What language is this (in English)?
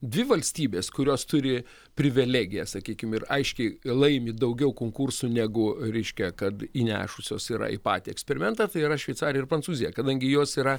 Lithuanian